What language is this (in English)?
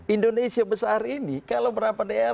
Indonesian